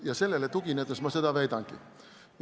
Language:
Estonian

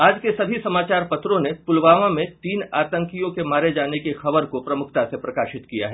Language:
Hindi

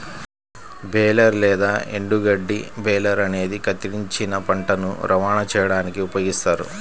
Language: Telugu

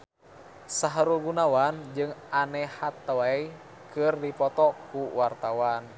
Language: Sundanese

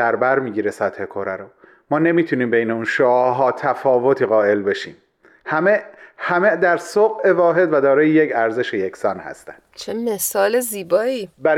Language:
Persian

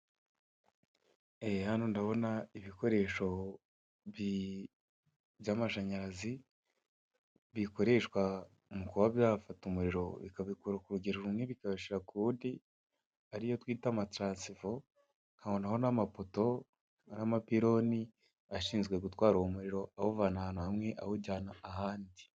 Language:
Kinyarwanda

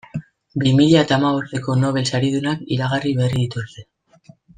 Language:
Basque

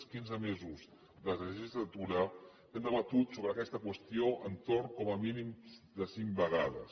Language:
Catalan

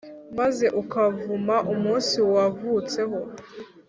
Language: Kinyarwanda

